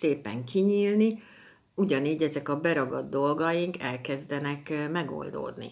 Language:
Hungarian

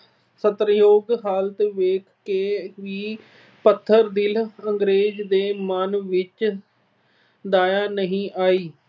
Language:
Punjabi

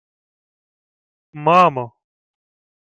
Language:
Ukrainian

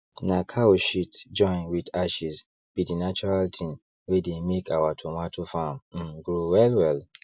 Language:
Nigerian Pidgin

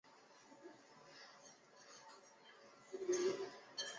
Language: Chinese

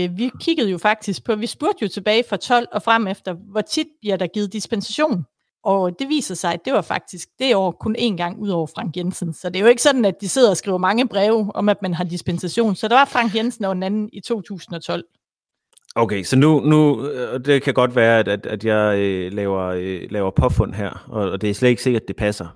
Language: Danish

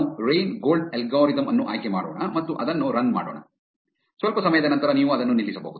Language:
Kannada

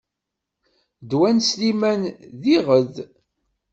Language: Kabyle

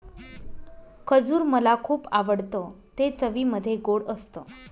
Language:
Marathi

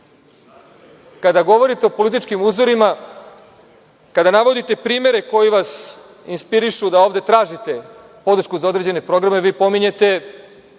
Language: Serbian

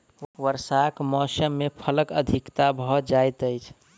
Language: Maithili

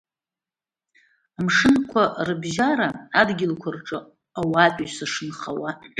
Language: Abkhazian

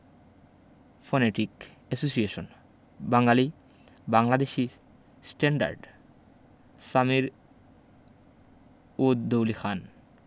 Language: Bangla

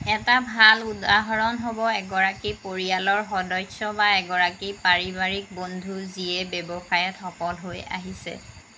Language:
Assamese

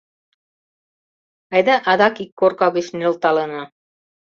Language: Mari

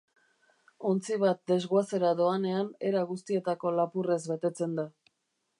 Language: Basque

